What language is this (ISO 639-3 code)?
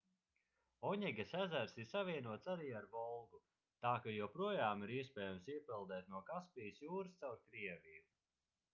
lav